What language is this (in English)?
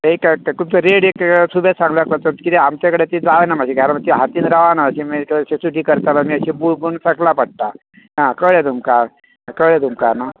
Konkani